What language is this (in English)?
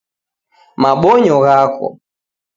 Taita